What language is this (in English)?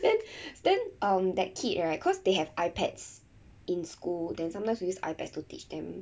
English